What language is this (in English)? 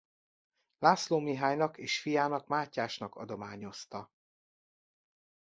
Hungarian